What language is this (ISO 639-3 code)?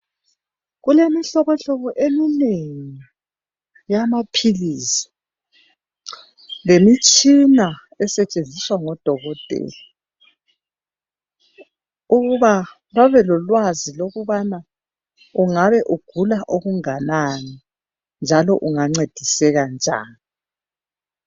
nde